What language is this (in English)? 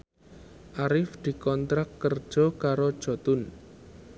Javanese